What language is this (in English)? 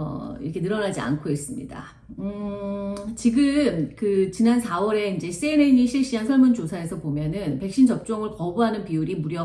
Korean